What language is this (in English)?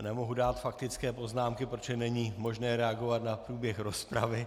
Czech